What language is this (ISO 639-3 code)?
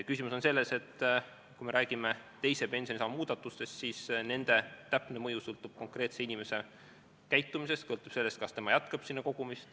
est